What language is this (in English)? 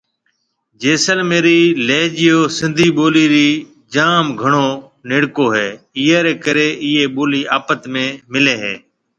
Marwari (Pakistan)